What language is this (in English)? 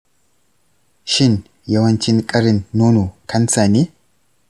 Hausa